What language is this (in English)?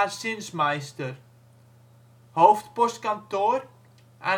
Dutch